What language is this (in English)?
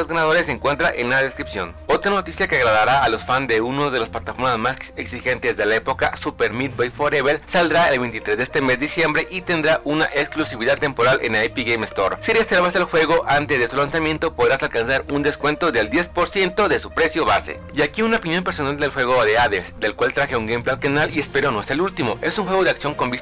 Spanish